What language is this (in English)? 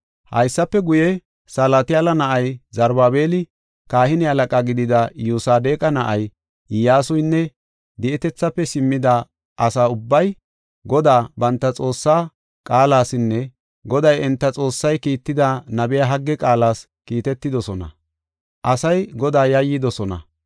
Gofa